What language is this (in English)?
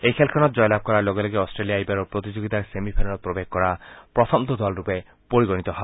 Assamese